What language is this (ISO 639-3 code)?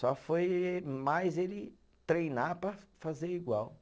por